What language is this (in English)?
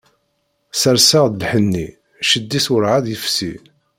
Kabyle